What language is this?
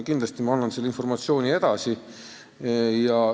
Estonian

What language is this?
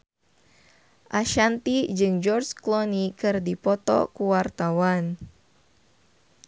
Sundanese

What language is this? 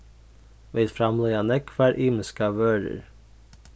Faroese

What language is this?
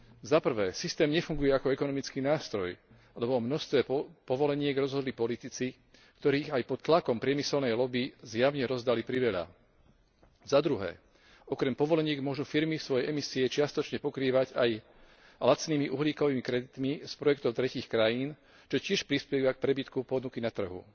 Slovak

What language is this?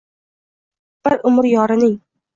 Uzbek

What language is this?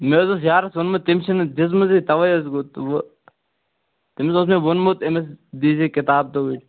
Kashmiri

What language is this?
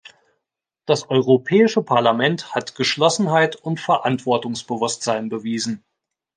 German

